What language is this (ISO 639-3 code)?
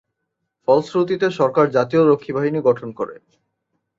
ben